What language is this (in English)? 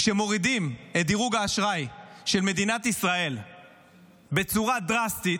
Hebrew